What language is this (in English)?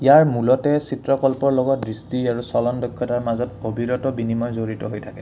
Assamese